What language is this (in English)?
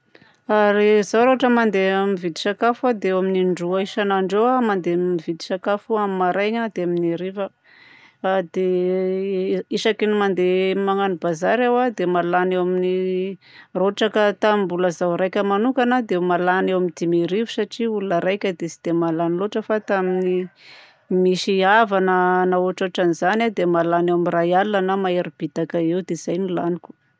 Southern Betsimisaraka Malagasy